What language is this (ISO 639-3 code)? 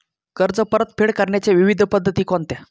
mar